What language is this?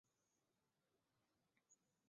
Chinese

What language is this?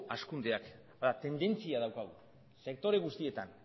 Basque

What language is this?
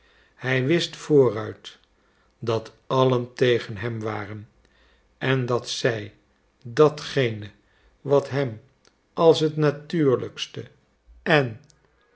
Dutch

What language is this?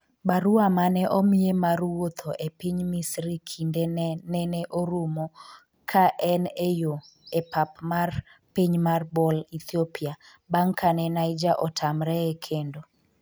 Luo (Kenya and Tanzania)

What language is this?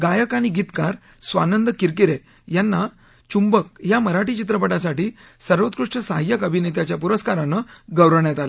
Marathi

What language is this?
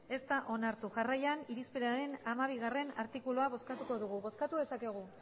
Basque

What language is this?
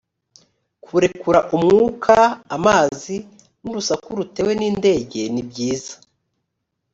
Kinyarwanda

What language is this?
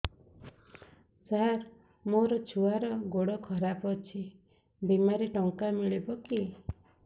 Odia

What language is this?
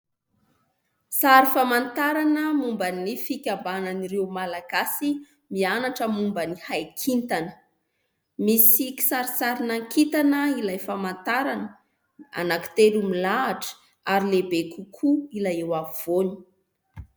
Malagasy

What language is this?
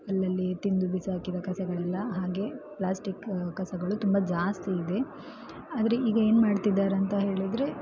Kannada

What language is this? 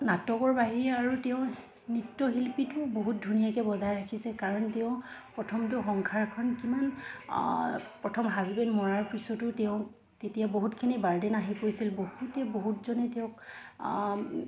Assamese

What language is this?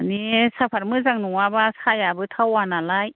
Bodo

